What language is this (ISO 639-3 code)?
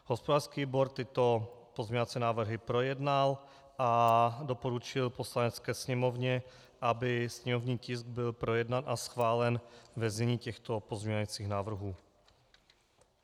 ces